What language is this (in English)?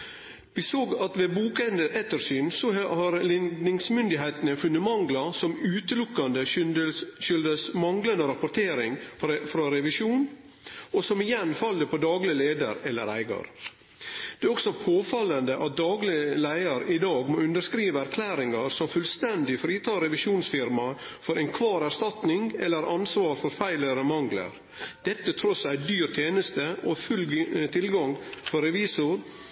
Norwegian Nynorsk